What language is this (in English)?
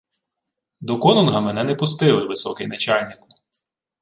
Ukrainian